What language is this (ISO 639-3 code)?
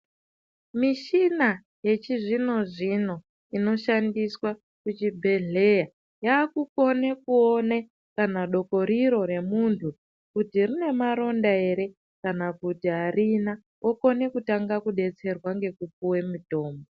ndc